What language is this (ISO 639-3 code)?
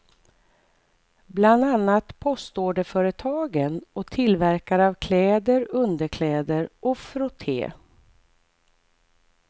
swe